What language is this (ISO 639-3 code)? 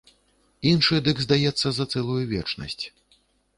bel